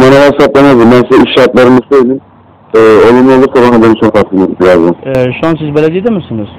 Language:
Turkish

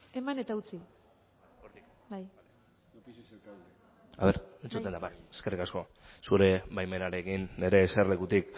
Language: Basque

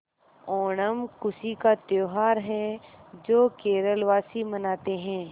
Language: Hindi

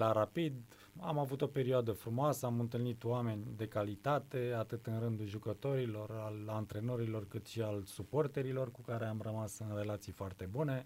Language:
Romanian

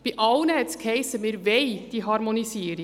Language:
Swiss German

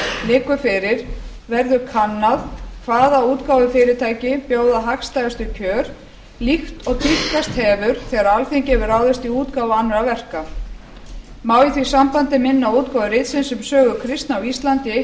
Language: Icelandic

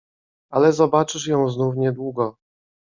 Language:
Polish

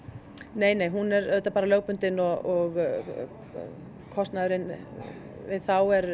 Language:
Icelandic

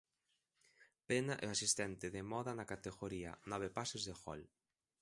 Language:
Galician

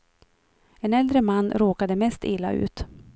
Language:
Swedish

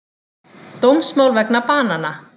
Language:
Icelandic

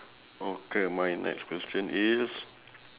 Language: English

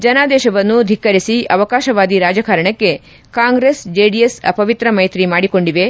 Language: Kannada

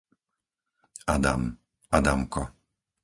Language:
Slovak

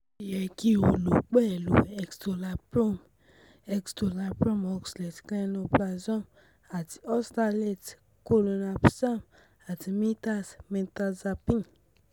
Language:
Yoruba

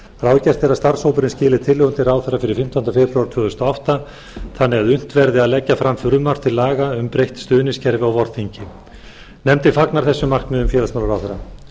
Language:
Icelandic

